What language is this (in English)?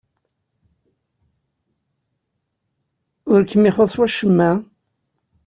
Kabyle